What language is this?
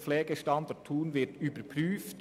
Swiss German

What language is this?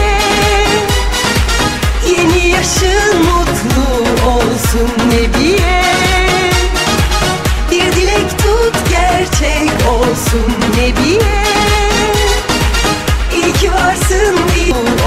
Turkish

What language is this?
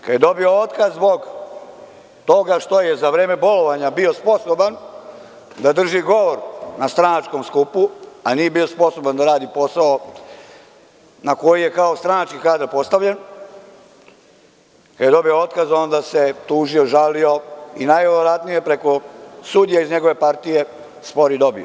Serbian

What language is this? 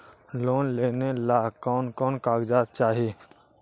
Magahi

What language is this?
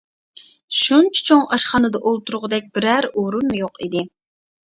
Uyghur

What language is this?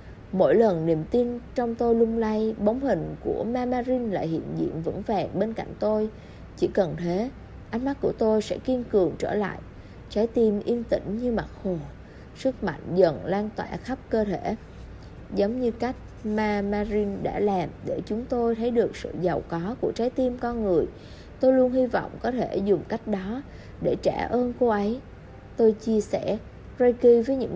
Vietnamese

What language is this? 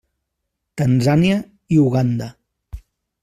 Catalan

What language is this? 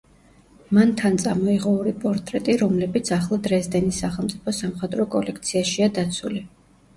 Georgian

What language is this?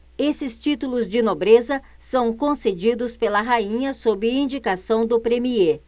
Portuguese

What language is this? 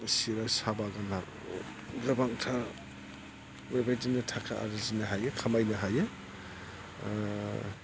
Bodo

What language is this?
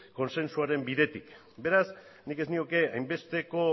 Basque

